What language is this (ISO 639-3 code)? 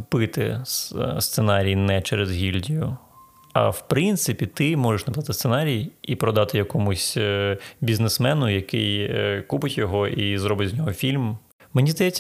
ukr